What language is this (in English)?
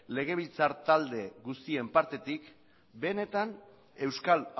Basque